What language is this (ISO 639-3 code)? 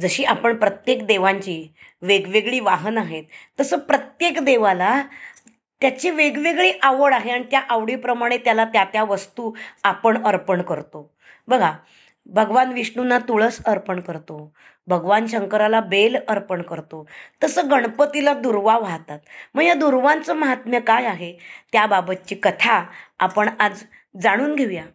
mar